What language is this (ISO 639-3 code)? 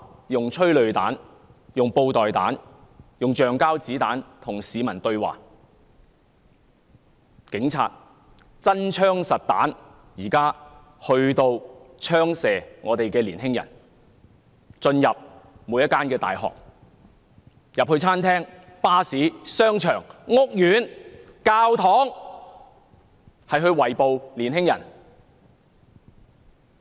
yue